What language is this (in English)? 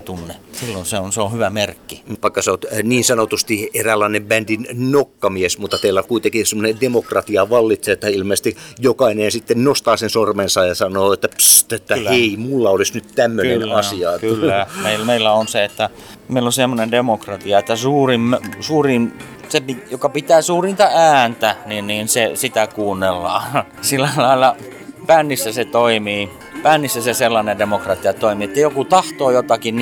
Finnish